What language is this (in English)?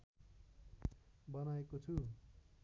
Nepali